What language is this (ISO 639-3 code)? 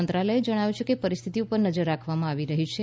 guj